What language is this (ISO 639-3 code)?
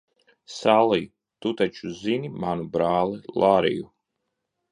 lav